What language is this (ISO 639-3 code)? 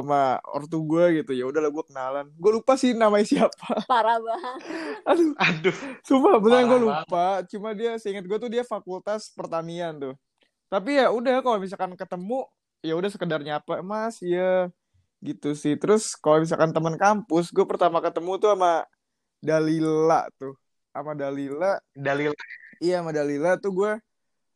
ind